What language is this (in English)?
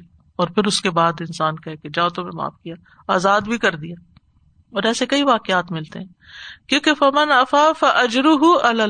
Urdu